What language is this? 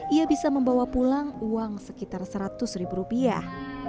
Indonesian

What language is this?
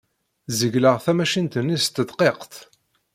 Kabyle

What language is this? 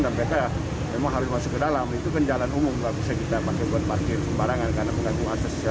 Indonesian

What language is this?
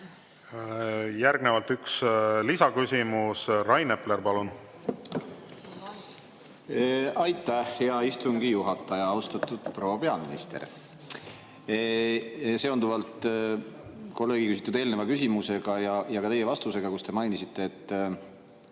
Estonian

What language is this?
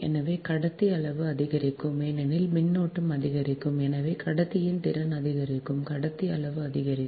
Tamil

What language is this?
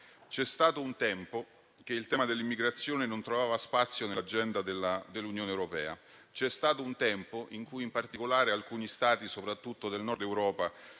Italian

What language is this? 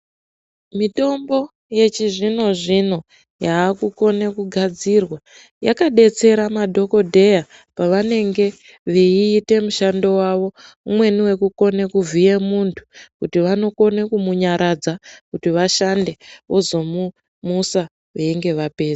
Ndau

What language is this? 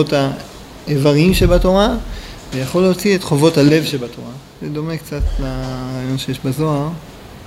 Hebrew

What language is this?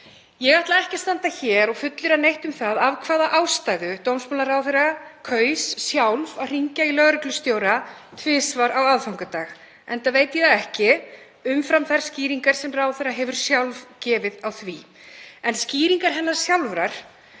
Icelandic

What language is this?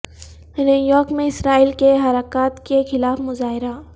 Urdu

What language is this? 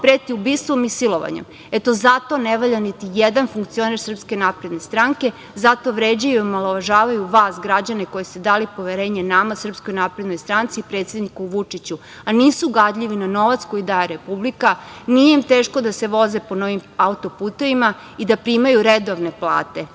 Serbian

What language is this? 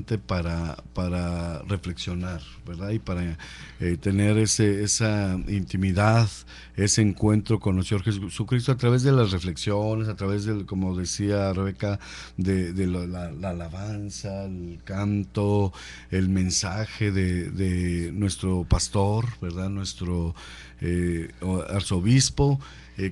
Spanish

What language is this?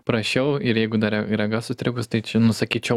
Lithuanian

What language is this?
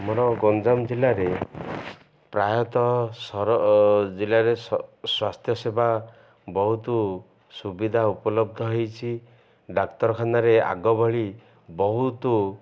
Odia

